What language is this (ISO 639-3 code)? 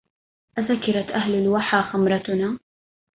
ara